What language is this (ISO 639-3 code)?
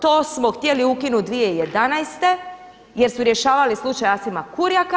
hrv